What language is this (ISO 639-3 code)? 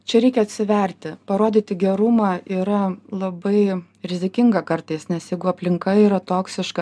lit